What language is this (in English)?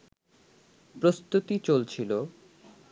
Bangla